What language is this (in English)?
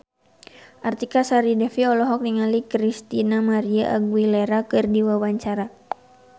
Sundanese